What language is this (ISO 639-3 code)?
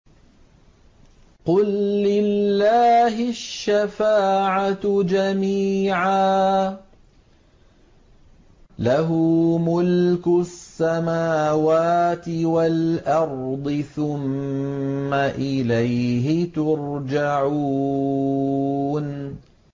ara